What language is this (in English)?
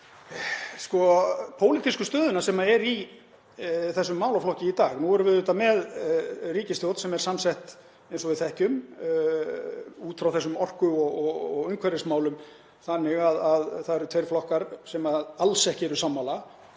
Icelandic